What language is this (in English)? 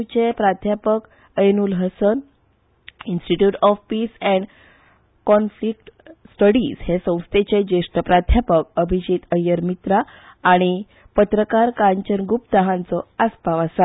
Konkani